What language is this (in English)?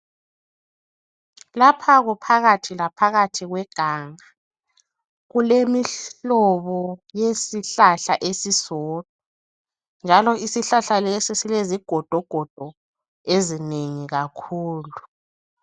North Ndebele